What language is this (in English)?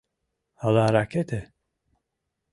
Mari